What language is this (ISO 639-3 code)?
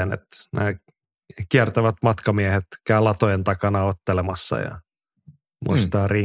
fin